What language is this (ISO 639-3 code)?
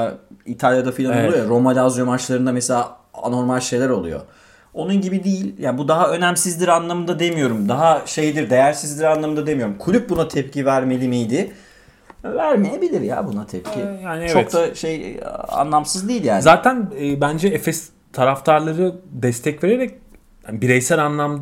tur